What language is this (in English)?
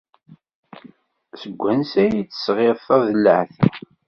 Kabyle